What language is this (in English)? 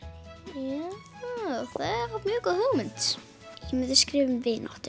Icelandic